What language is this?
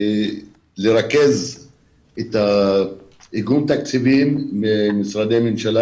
Hebrew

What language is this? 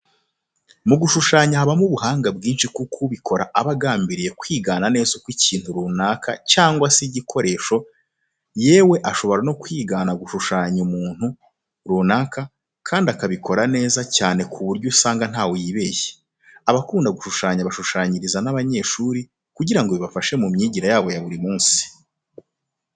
Kinyarwanda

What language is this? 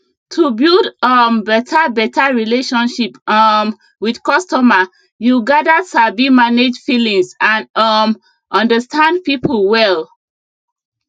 Nigerian Pidgin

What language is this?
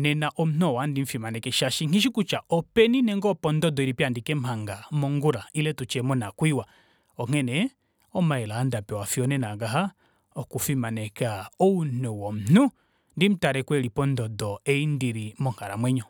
Kuanyama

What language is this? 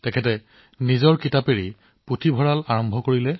Assamese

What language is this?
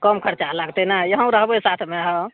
Maithili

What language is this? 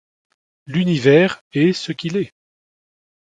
French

